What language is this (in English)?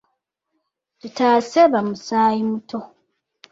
Ganda